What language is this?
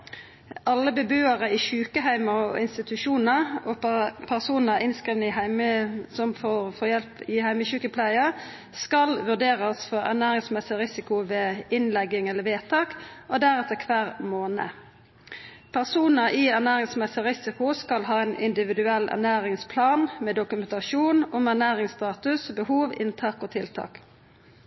Norwegian Nynorsk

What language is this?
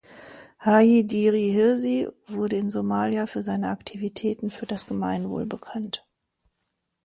German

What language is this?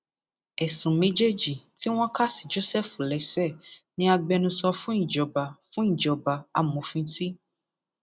Yoruba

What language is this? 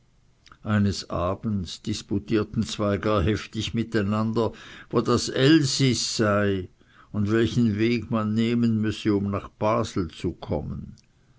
German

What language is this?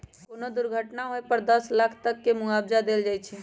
Magahi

